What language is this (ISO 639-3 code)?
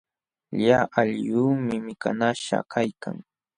qxw